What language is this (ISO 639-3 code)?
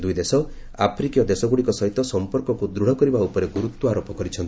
ori